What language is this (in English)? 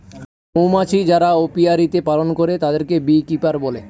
Bangla